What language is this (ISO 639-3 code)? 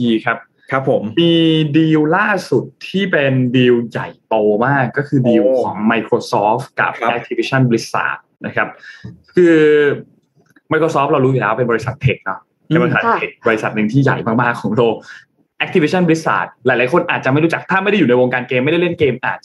tha